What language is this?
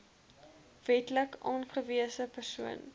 Afrikaans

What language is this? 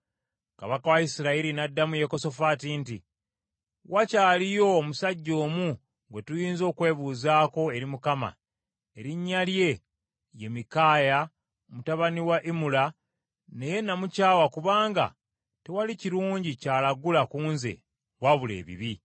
Ganda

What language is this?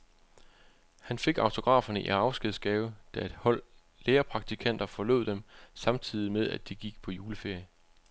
Danish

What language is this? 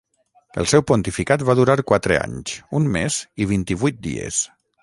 Catalan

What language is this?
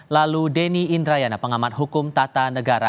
Indonesian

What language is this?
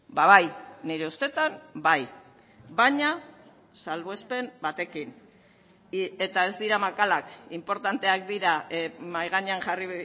Basque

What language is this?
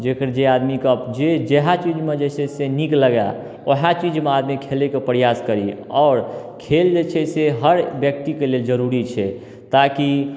Maithili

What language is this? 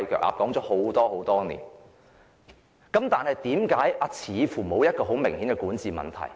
Cantonese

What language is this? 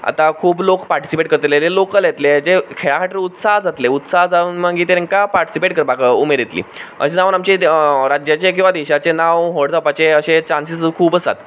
Konkani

